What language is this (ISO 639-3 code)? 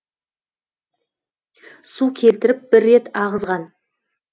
kaz